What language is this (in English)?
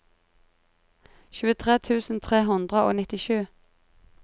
Norwegian